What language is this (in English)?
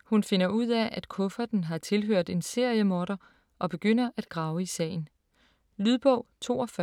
Danish